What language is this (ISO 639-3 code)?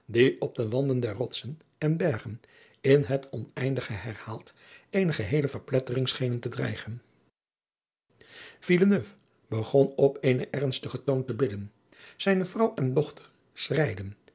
nld